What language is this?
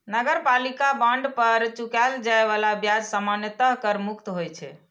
Maithili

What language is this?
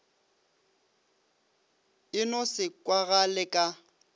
Northern Sotho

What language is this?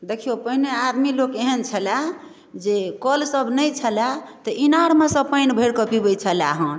Maithili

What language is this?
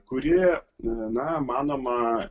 Lithuanian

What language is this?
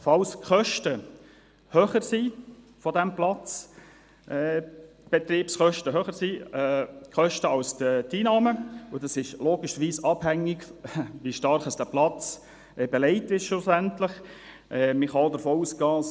Swiss German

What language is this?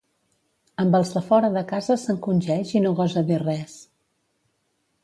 Catalan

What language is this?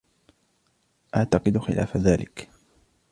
Arabic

